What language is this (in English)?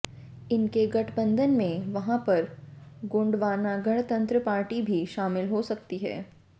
Hindi